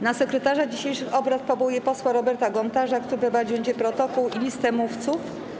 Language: Polish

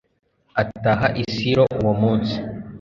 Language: Kinyarwanda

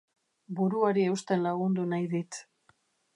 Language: Basque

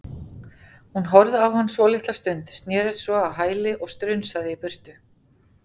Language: Icelandic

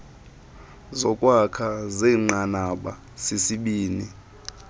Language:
Xhosa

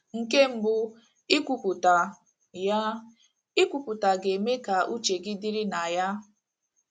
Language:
Igbo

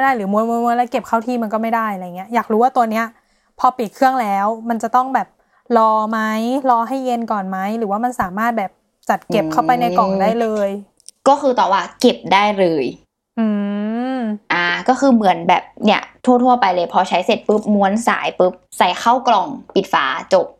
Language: Thai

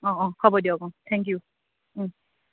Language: Assamese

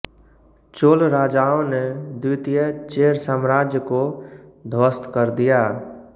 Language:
Hindi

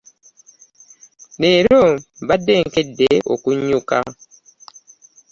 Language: Ganda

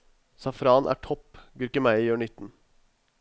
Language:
Norwegian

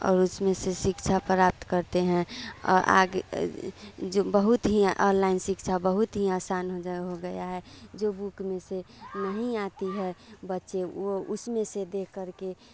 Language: Hindi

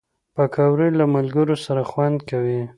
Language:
Pashto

